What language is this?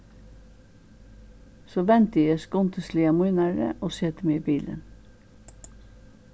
Faroese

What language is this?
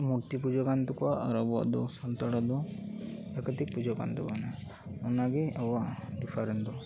Santali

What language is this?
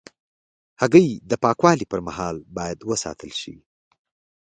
Pashto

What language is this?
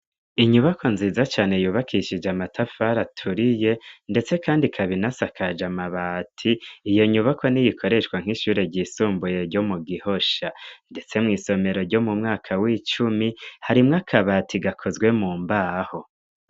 Rundi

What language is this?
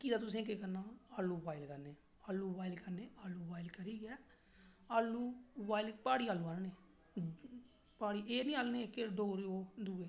Dogri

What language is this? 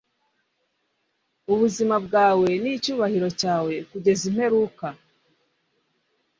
Kinyarwanda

